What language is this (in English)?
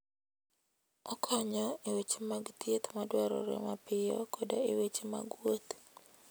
Luo (Kenya and Tanzania)